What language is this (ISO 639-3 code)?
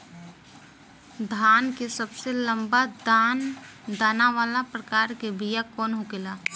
bho